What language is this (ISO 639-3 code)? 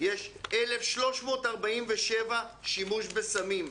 heb